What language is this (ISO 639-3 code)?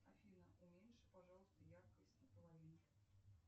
rus